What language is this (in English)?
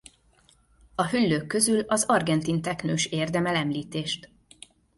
Hungarian